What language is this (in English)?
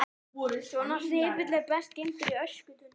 Icelandic